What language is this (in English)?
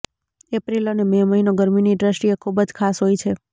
Gujarati